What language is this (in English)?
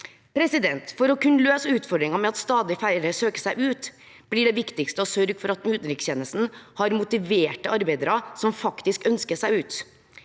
Norwegian